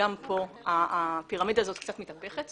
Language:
Hebrew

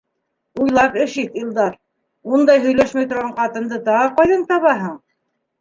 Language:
Bashkir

